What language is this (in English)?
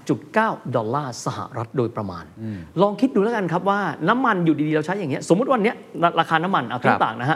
Thai